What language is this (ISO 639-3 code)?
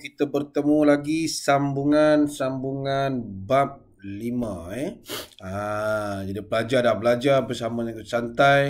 msa